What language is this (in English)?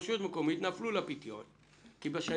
Hebrew